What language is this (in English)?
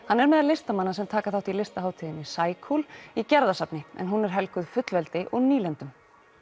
Icelandic